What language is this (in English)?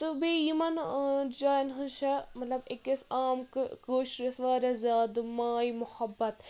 Kashmiri